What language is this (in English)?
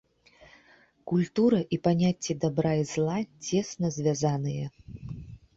Belarusian